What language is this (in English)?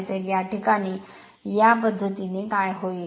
Marathi